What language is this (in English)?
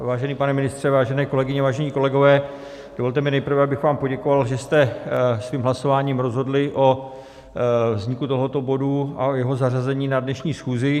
Czech